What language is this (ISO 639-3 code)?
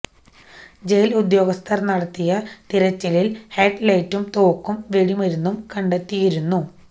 mal